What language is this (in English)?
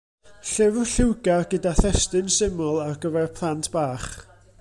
Welsh